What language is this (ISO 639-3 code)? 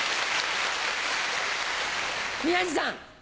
jpn